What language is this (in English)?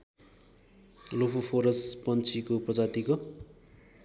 Nepali